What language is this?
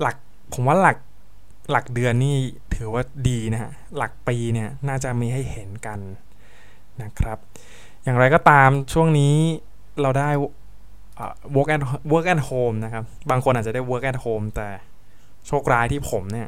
Thai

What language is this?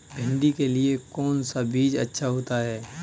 Hindi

